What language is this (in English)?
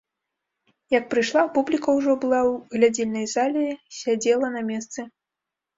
Belarusian